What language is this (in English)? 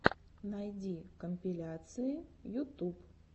Russian